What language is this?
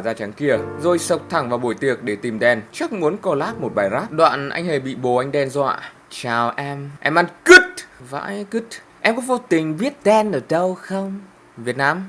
Vietnamese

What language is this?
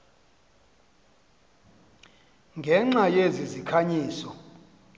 Xhosa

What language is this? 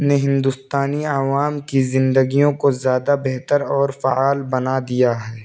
Urdu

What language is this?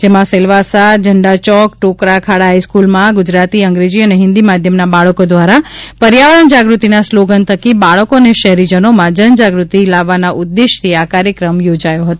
Gujarati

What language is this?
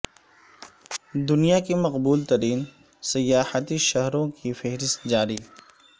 Urdu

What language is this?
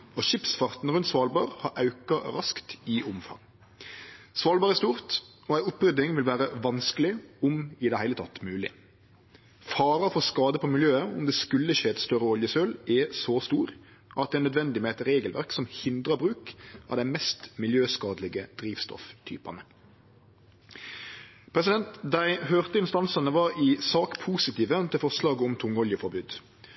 Norwegian Nynorsk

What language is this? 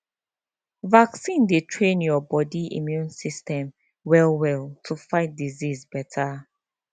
Nigerian Pidgin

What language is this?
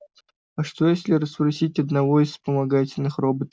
Russian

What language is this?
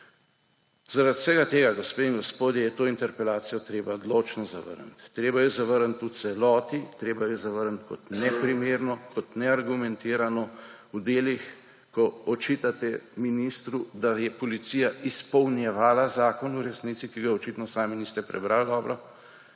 Slovenian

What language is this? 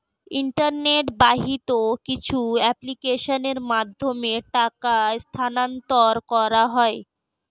Bangla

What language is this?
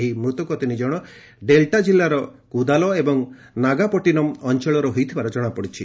Odia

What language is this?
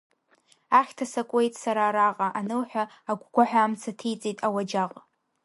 Abkhazian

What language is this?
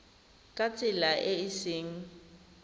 Tswana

